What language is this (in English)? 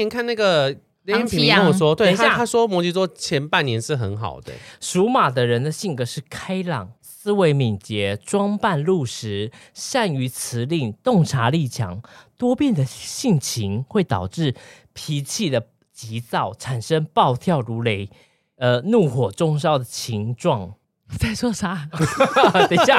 Chinese